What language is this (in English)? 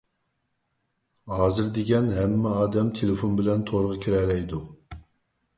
Uyghur